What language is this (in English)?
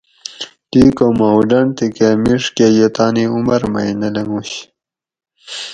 Gawri